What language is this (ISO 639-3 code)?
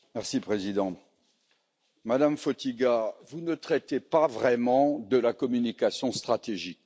fra